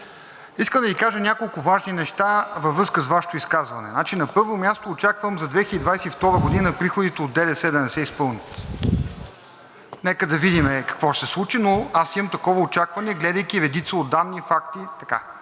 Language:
Bulgarian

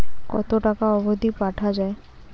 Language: Bangla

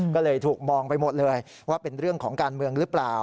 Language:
Thai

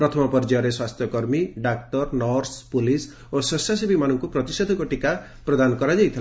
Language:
Odia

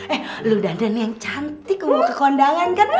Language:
Indonesian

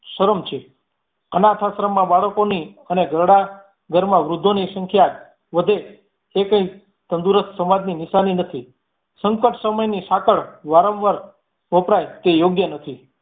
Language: Gujarati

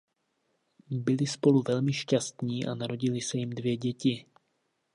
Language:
Czech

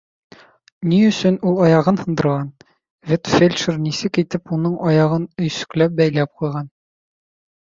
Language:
Bashkir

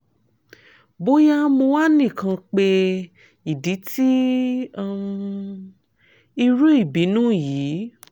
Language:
Yoruba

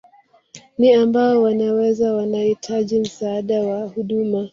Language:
Swahili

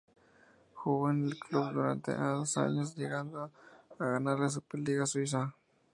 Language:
Spanish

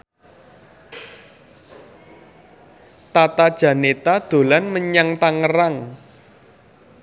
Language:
Javanese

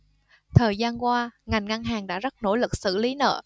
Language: Vietnamese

